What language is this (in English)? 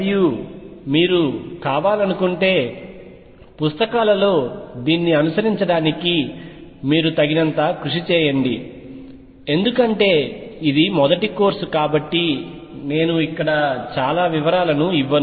Telugu